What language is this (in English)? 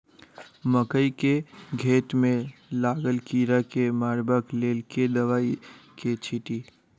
Maithili